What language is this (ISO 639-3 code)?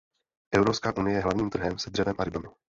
ces